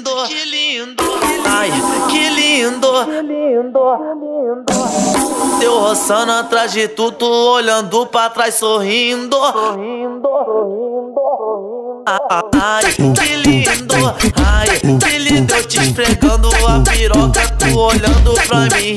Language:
Ukrainian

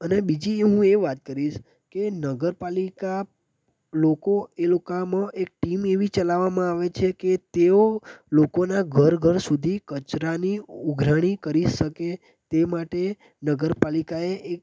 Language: Gujarati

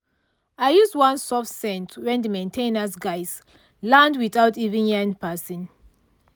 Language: Nigerian Pidgin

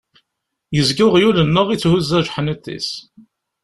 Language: Kabyle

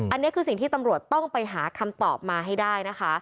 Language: Thai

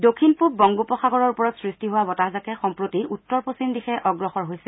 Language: Assamese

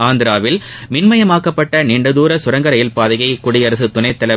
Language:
Tamil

